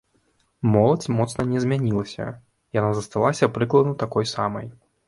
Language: Belarusian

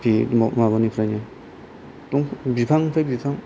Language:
Bodo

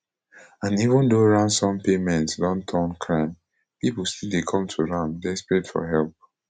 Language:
Nigerian Pidgin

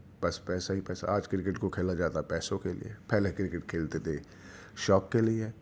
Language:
Urdu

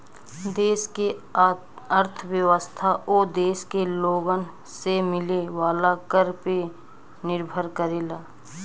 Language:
Bhojpuri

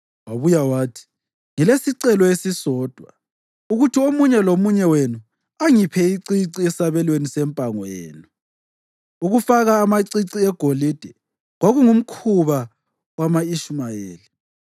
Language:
North Ndebele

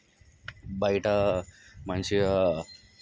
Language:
Telugu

